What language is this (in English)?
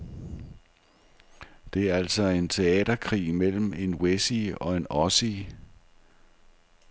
Danish